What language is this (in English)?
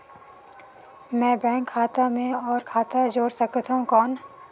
Chhattisgarhi